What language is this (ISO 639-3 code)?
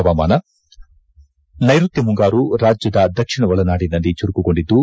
kan